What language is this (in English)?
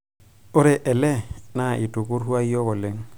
Masai